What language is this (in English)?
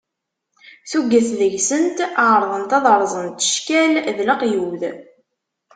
Kabyle